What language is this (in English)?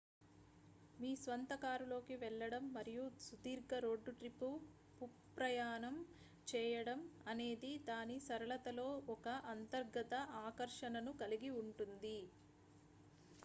Telugu